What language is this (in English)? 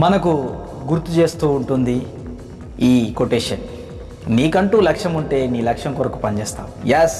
Telugu